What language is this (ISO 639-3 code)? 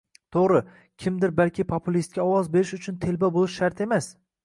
uzb